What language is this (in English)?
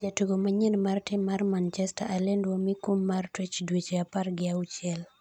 Luo (Kenya and Tanzania)